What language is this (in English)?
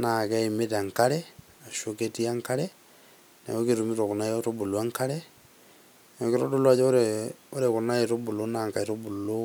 Masai